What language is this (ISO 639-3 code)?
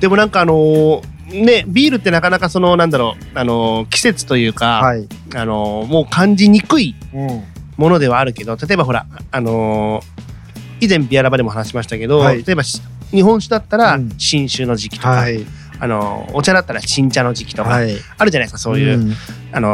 jpn